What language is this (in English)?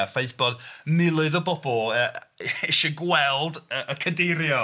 Welsh